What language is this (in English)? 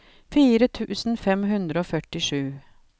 Norwegian